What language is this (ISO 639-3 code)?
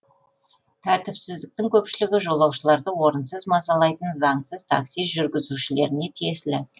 kaz